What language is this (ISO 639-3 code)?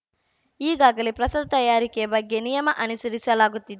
kan